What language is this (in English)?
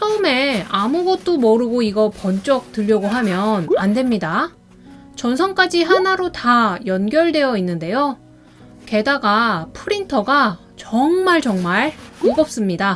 Korean